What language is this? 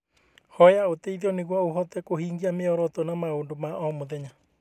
Kikuyu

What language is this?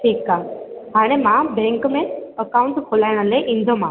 Sindhi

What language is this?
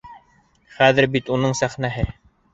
Bashkir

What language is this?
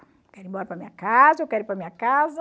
Portuguese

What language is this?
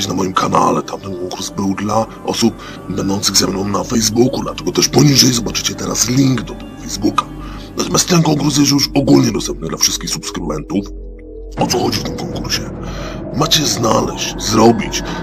Polish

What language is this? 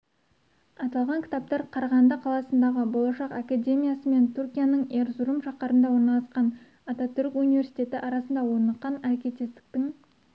Kazakh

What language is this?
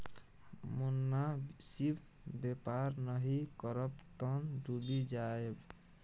Maithili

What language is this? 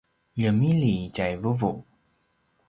Paiwan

